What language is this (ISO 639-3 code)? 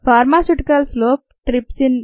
tel